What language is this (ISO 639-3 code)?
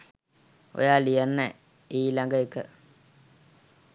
sin